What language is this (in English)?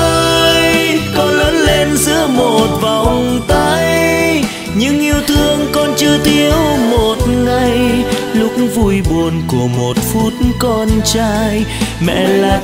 Vietnamese